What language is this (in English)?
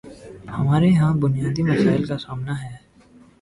Urdu